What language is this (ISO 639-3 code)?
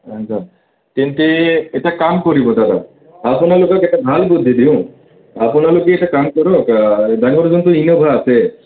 asm